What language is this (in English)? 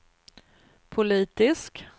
Swedish